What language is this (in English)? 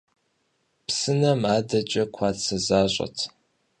Kabardian